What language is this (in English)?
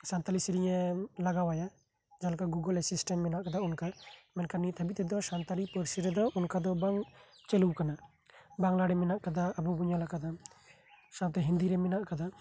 Santali